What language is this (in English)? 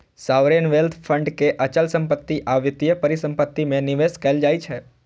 Maithili